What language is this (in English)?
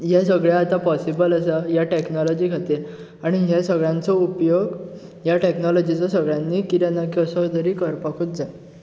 Konkani